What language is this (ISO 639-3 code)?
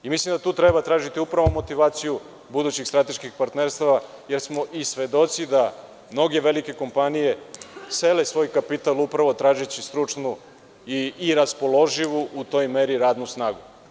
srp